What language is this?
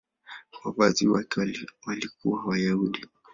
Swahili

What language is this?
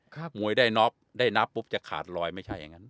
Thai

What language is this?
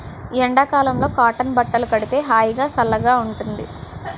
Telugu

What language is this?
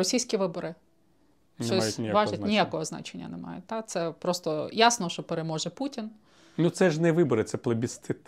Ukrainian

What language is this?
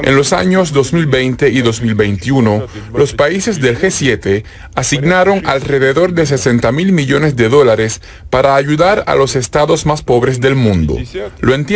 Spanish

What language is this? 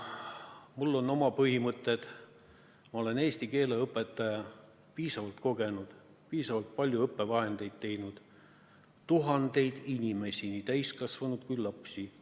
Estonian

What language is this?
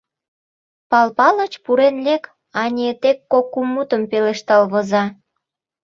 Mari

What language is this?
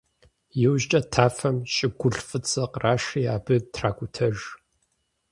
Kabardian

